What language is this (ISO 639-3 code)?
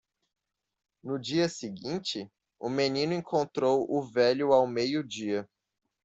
por